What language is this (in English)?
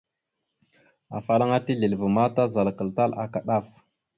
Mada (Cameroon)